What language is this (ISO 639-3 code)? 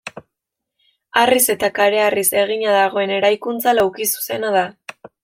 eus